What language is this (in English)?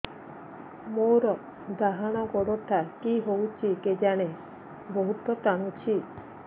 Odia